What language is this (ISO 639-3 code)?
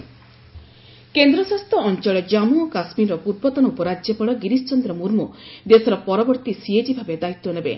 ori